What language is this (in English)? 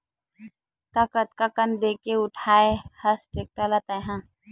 Chhattisgarhi